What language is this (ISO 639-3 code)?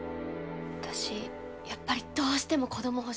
jpn